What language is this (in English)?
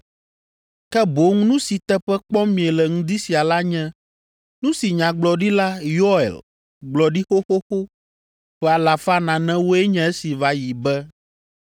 Ewe